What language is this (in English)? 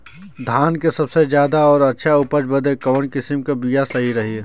Bhojpuri